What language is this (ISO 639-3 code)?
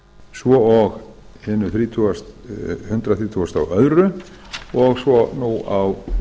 isl